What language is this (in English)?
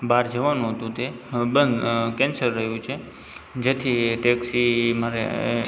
Gujarati